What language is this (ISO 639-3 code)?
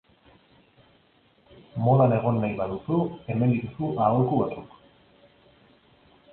eus